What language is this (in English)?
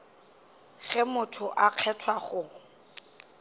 Northern Sotho